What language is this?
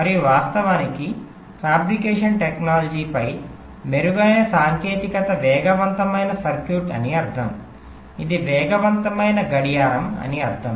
Telugu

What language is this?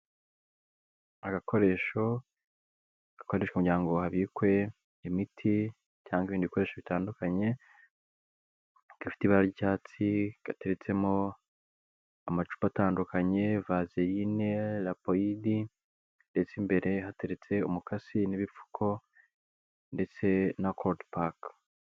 Kinyarwanda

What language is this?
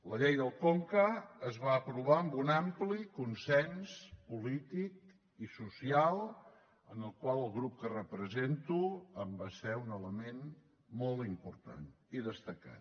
Catalan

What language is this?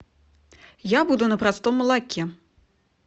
Russian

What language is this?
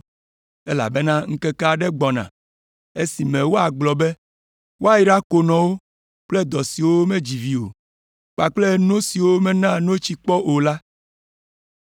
Ewe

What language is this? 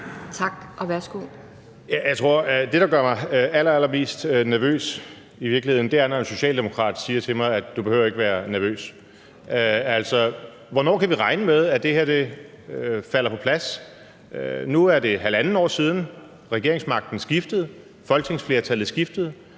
Danish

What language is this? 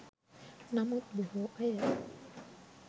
Sinhala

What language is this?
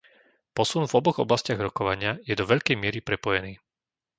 Slovak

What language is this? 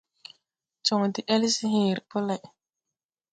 Tupuri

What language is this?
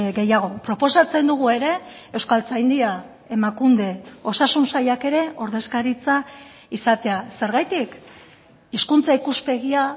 Basque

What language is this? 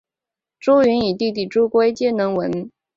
Chinese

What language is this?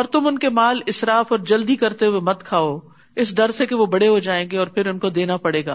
Urdu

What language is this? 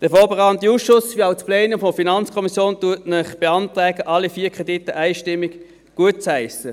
Swiss German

